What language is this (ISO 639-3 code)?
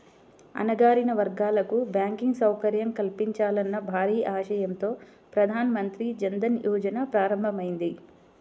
tel